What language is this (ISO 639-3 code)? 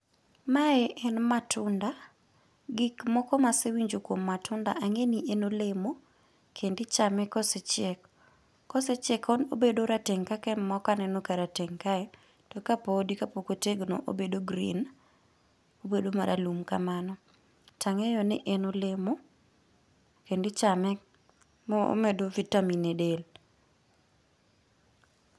luo